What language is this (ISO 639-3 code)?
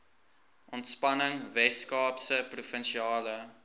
afr